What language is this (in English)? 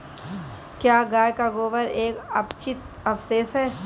Hindi